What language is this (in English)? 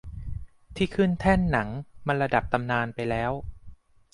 Thai